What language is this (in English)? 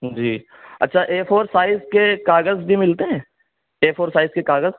Urdu